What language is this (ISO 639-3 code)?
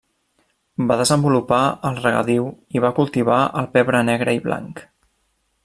cat